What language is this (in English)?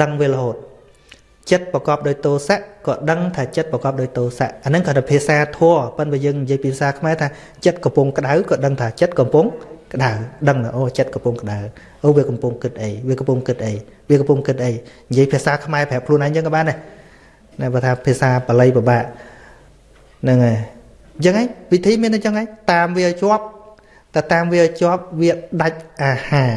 Vietnamese